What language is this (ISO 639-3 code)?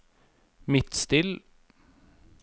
nor